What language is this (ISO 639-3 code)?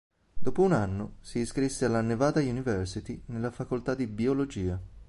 ita